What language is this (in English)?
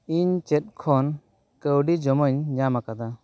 Santali